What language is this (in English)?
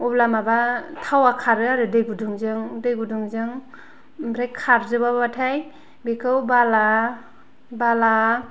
Bodo